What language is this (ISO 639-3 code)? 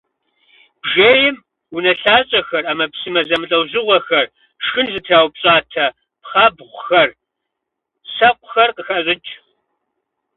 kbd